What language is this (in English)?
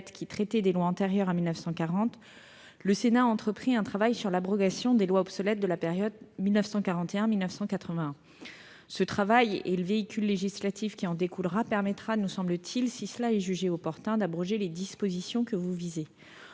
French